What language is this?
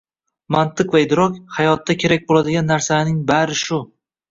Uzbek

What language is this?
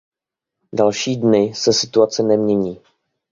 Czech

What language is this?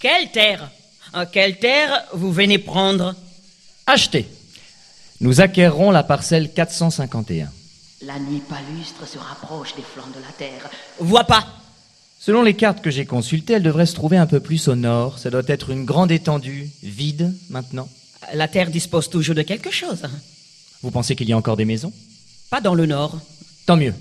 French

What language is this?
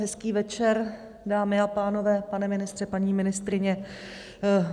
Czech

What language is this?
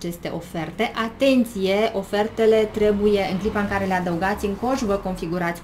Romanian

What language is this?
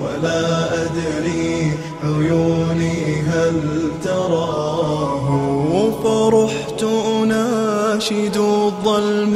Arabic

